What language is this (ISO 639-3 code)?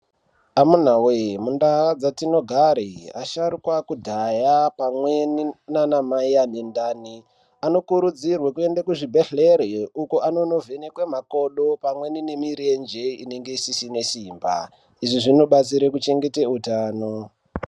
ndc